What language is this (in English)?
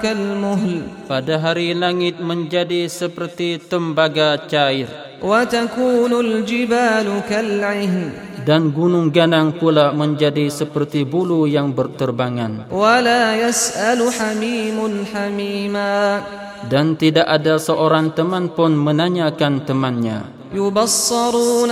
Malay